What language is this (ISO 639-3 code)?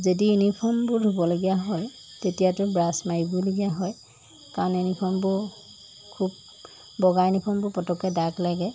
asm